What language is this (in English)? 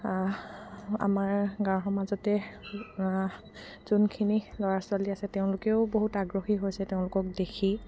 Assamese